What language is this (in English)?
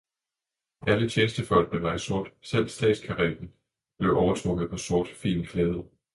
Danish